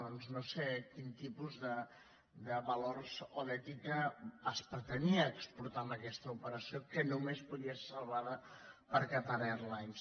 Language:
Catalan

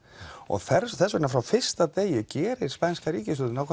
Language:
Icelandic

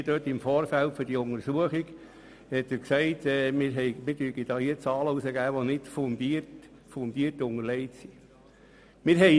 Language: Swiss German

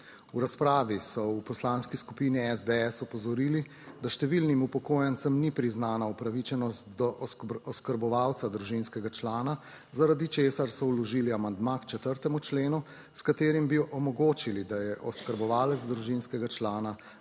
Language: Slovenian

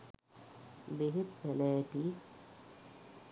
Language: Sinhala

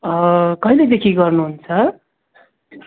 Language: Nepali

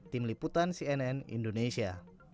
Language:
Indonesian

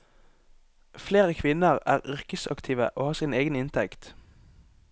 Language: Norwegian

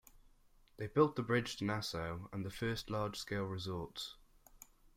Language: English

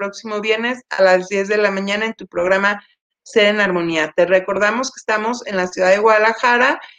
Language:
Spanish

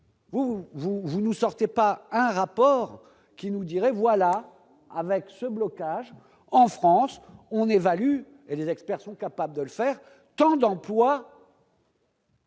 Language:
French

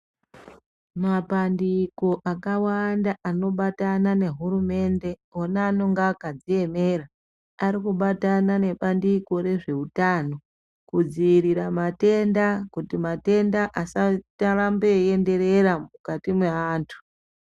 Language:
Ndau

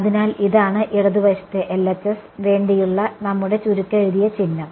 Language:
Malayalam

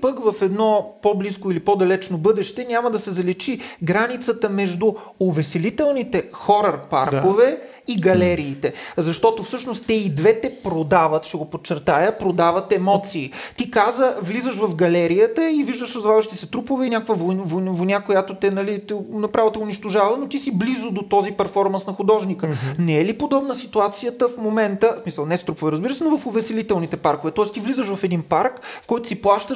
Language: Bulgarian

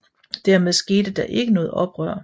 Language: Danish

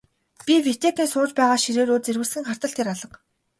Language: Mongolian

